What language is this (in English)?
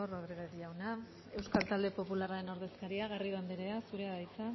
Basque